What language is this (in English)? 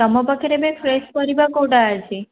Odia